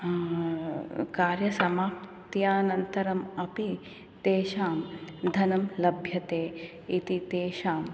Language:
Sanskrit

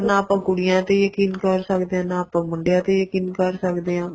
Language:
Punjabi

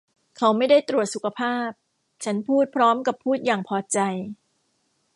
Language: Thai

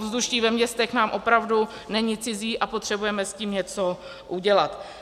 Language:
Czech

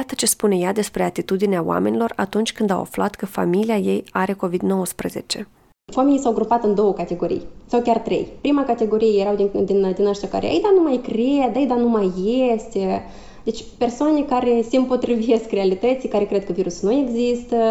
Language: Romanian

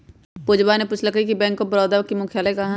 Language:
Magahi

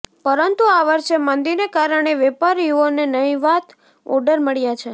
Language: Gujarati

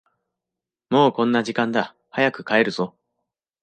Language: Japanese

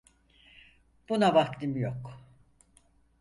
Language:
Turkish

